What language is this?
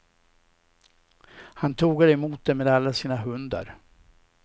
Swedish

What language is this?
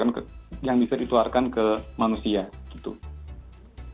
Indonesian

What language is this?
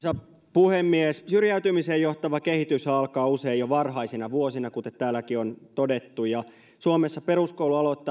Finnish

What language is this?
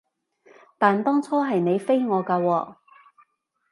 Cantonese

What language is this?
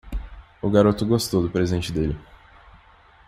Portuguese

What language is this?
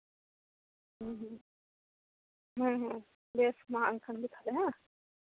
Santali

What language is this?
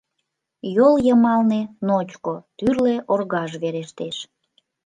Mari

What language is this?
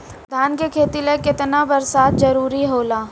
Bhojpuri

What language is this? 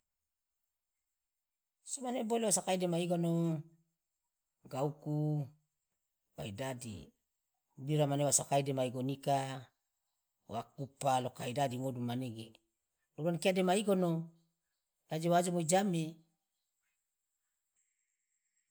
Loloda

